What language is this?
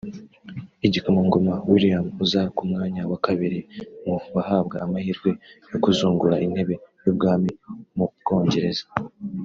Kinyarwanda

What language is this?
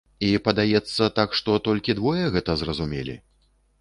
Belarusian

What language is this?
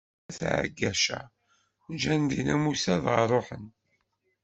Kabyle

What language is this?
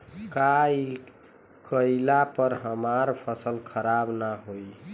Bhojpuri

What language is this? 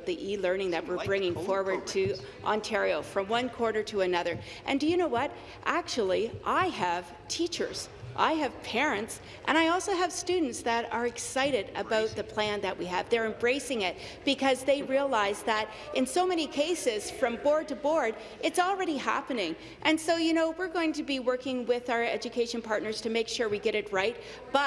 English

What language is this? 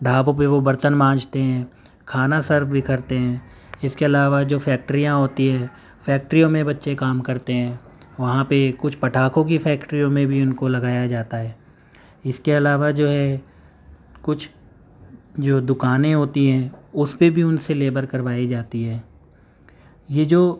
Urdu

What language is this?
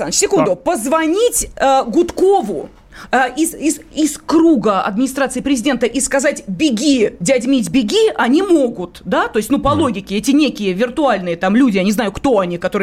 Russian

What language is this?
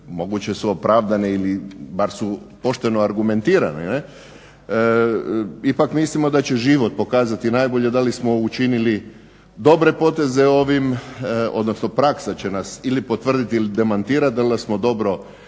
Croatian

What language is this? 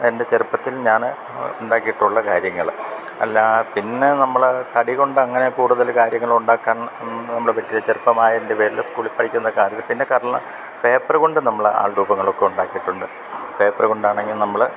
Malayalam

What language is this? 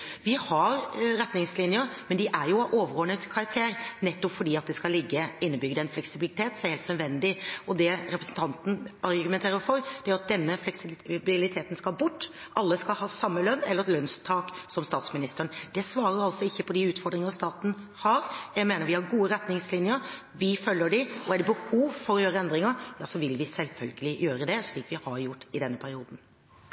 Norwegian Bokmål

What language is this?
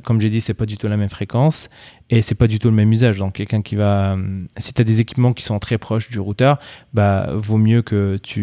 French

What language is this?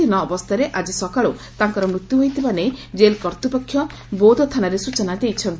Odia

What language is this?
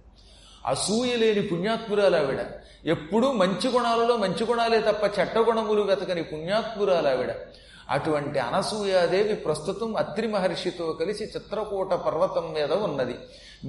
Telugu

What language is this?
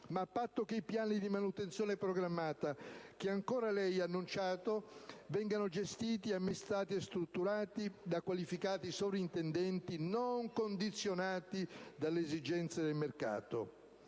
Italian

